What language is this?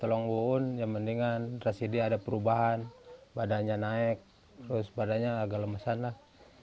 Indonesian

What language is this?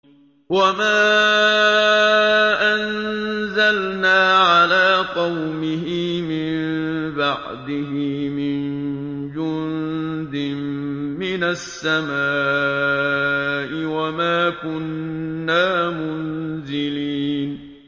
Arabic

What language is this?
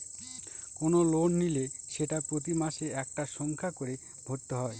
Bangla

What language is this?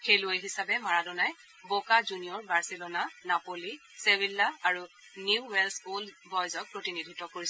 Assamese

